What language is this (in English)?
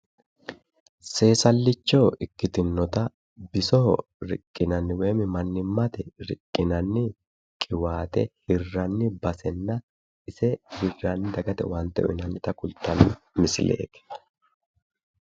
Sidamo